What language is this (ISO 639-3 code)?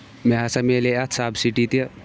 kas